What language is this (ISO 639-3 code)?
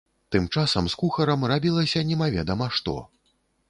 bel